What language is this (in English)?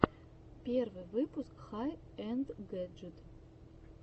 Russian